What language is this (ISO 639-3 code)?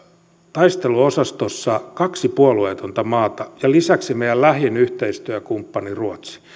fin